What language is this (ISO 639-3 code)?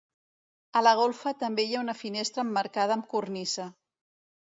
cat